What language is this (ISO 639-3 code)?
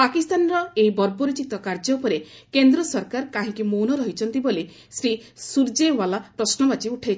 ori